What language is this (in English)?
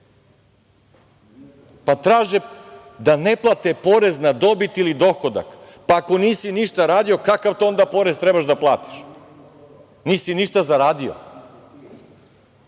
Serbian